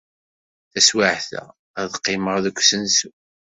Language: Kabyle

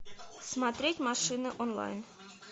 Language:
Russian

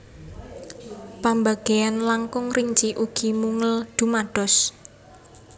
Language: Javanese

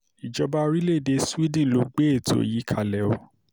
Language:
Yoruba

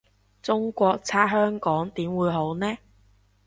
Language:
Cantonese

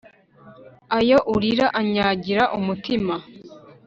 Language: Kinyarwanda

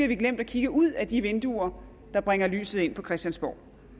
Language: Danish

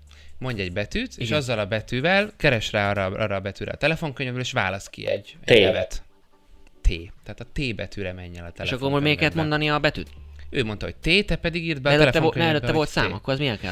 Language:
Hungarian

